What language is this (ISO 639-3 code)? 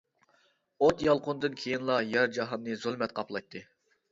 uig